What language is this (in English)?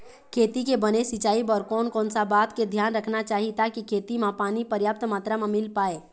Chhattisgarhi